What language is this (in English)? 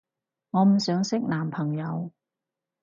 Cantonese